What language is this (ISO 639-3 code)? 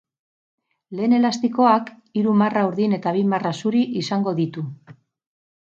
eus